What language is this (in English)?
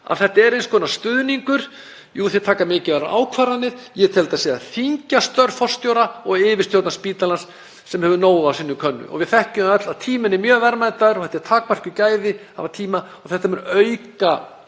Icelandic